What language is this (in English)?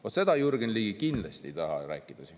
Estonian